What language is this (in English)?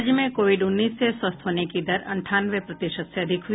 Hindi